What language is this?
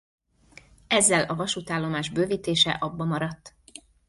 Hungarian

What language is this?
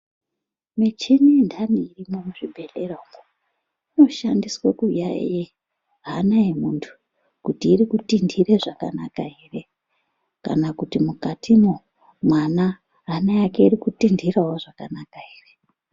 Ndau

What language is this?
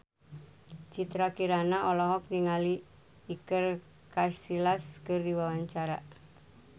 Sundanese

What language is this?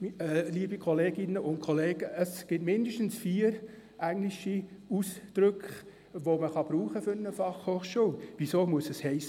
Swiss German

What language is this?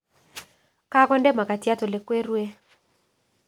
Kalenjin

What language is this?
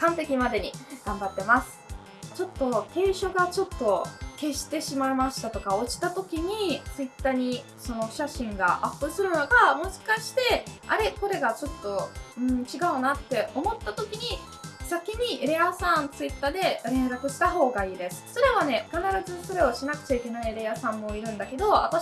Japanese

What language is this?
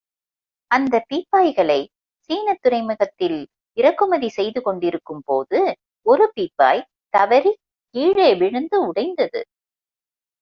Tamil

